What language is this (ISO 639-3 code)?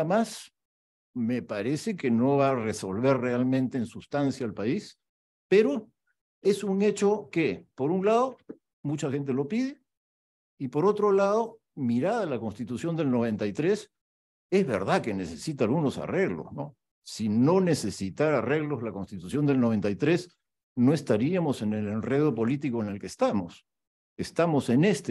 spa